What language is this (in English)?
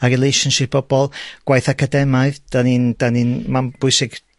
Welsh